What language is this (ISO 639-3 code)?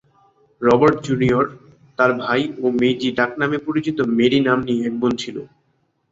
ben